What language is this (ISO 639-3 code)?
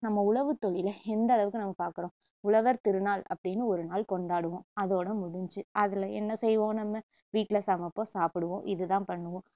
tam